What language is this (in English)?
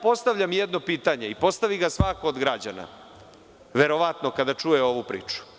Serbian